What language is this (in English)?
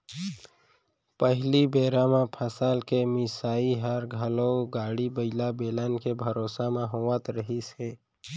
Chhattisgarhi